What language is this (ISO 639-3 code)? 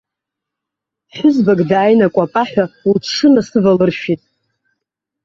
abk